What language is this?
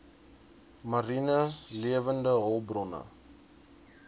Afrikaans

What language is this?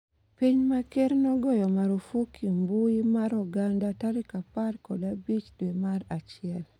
Luo (Kenya and Tanzania)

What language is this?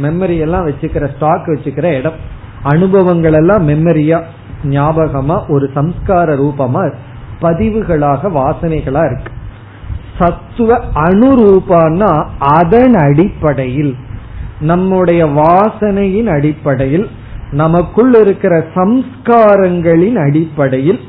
Tamil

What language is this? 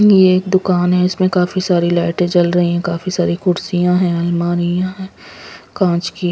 Hindi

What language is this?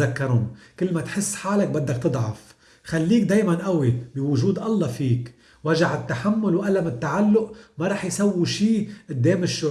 Arabic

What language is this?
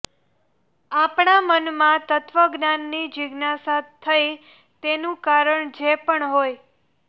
Gujarati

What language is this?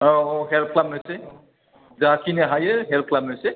Bodo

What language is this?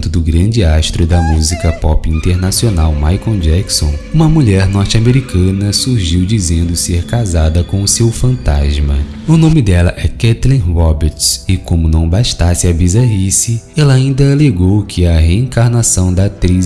Portuguese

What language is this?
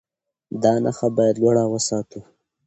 Pashto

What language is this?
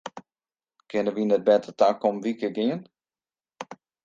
Western Frisian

